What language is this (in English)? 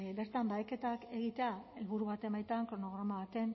Basque